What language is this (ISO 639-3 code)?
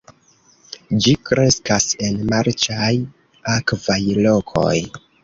epo